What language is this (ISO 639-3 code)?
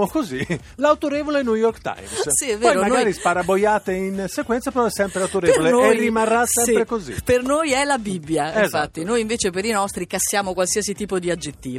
ita